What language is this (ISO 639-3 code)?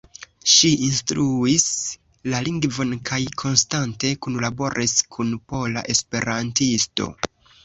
epo